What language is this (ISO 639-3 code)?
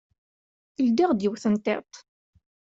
kab